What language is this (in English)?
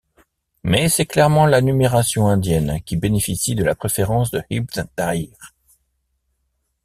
French